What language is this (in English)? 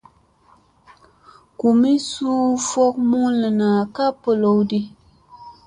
Musey